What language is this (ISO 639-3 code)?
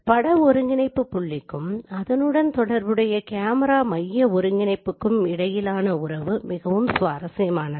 tam